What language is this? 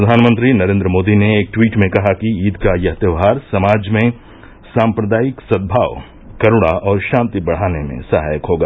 Hindi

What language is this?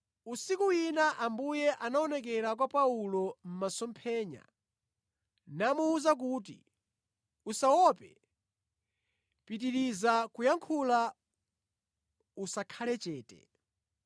Nyanja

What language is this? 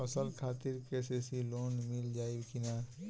Bhojpuri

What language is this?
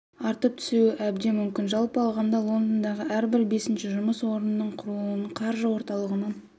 Kazakh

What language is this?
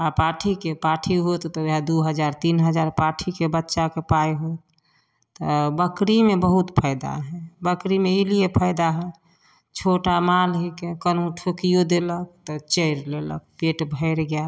Maithili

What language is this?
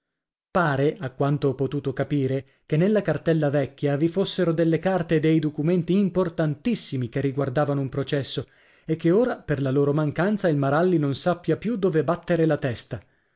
Italian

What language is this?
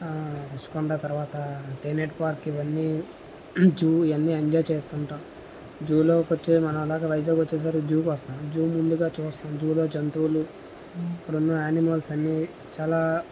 Telugu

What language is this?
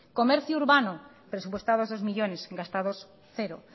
Spanish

